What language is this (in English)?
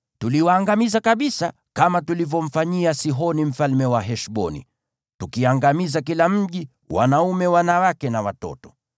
Swahili